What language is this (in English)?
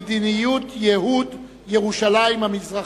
Hebrew